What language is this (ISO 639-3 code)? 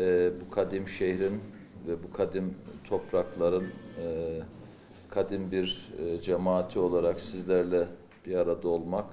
tur